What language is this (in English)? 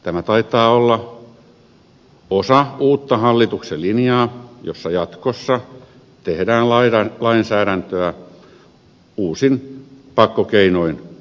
Finnish